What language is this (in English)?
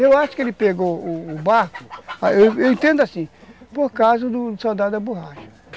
Portuguese